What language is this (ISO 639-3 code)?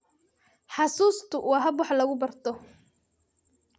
som